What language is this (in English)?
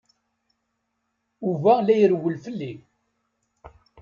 Kabyle